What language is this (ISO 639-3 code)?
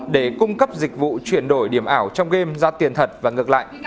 vie